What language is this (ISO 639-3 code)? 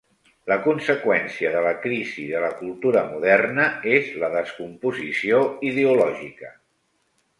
cat